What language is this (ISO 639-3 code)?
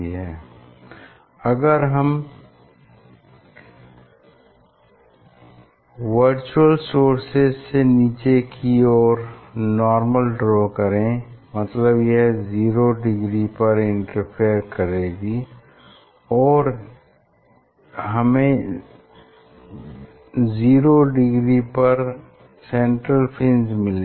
hin